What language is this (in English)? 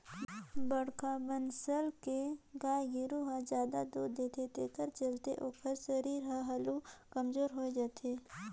Chhattisgarhi